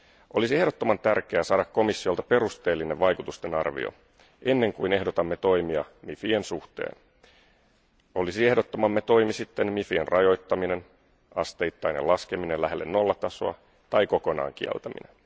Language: Finnish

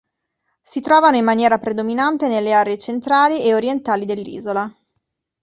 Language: Italian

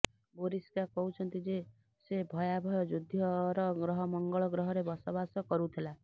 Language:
Odia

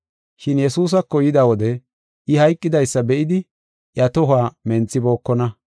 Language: Gofa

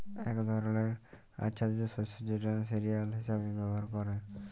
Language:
Bangla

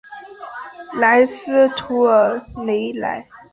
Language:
Chinese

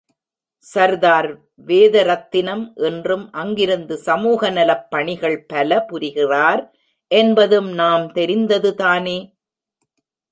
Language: Tamil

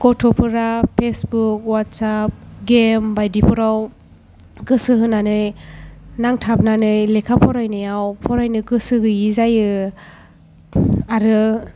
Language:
Bodo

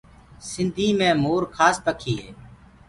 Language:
Gurgula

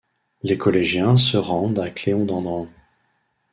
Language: French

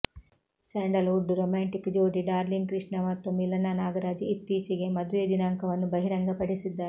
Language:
Kannada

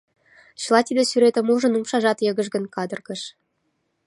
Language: Mari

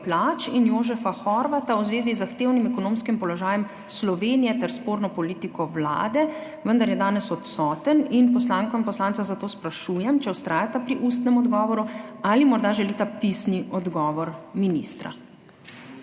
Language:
Slovenian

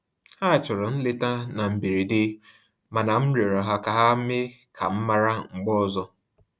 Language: Igbo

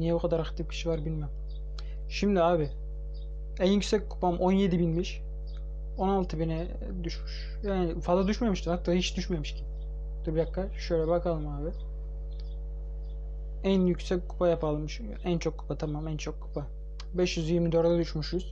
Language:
Turkish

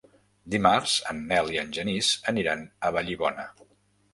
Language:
Catalan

